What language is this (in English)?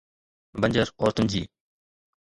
Sindhi